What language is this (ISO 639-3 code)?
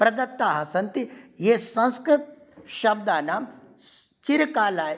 san